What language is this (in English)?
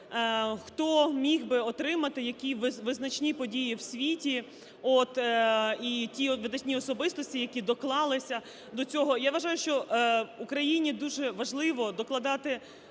Ukrainian